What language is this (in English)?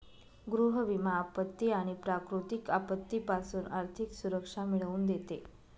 Marathi